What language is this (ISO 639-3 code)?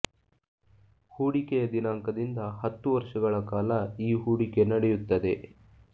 kan